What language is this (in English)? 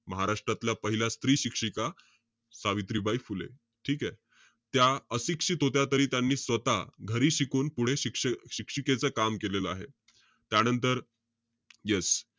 Marathi